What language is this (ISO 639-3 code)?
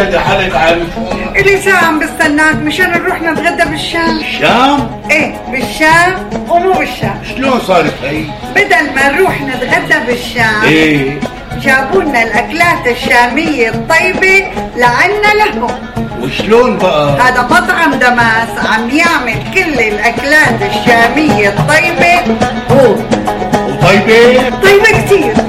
ara